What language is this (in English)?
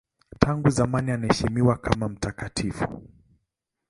Swahili